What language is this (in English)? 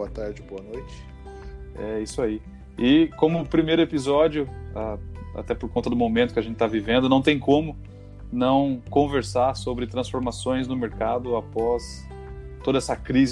Portuguese